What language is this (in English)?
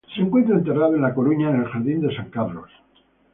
Spanish